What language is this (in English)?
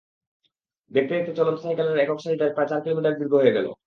Bangla